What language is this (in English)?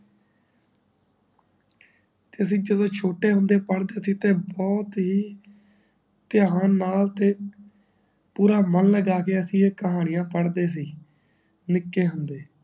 Punjabi